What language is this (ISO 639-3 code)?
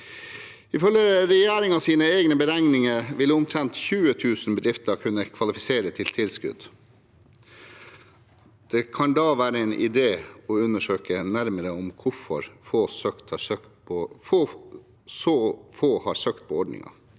nor